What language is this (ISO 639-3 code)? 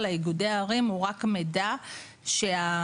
heb